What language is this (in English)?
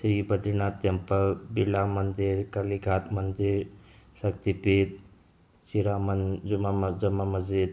Manipuri